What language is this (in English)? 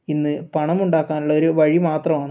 Malayalam